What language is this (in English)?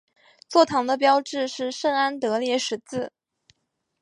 Chinese